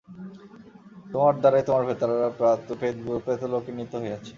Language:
Bangla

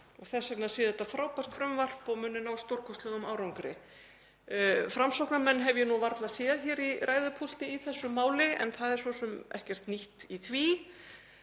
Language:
Icelandic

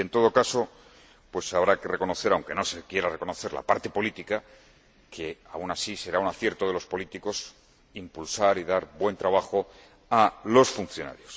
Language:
Spanish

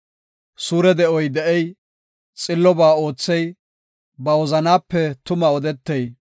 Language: Gofa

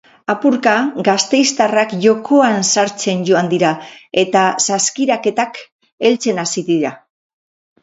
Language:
Basque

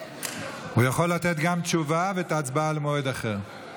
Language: Hebrew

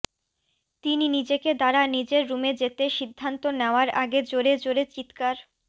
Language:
Bangla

